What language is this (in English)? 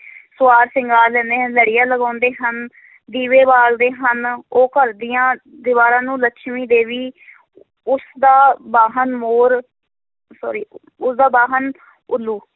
Punjabi